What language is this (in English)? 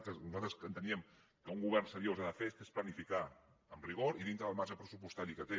Catalan